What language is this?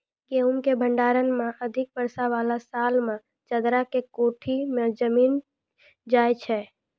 Maithili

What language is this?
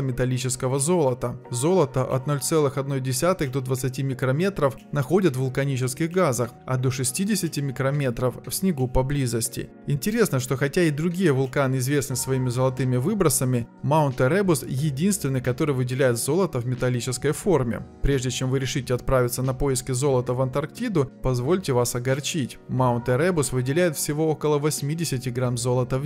Russian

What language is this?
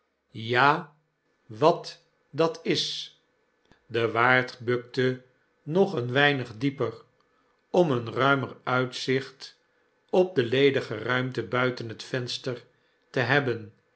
Dutch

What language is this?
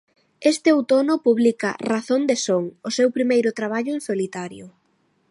Galician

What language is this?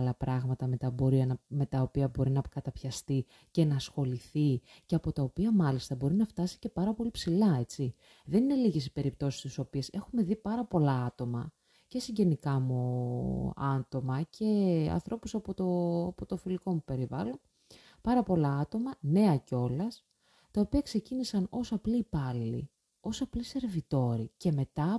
Greek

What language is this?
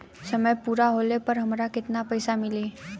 Bhojpuri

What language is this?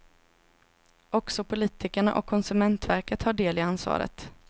Swedish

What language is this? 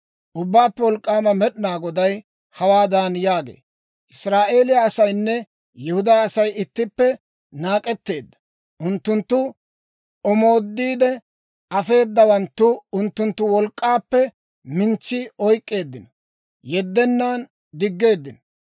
Dawro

